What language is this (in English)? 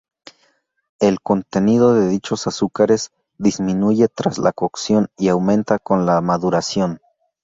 Spanish